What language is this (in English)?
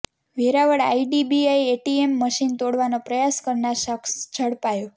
Gujarati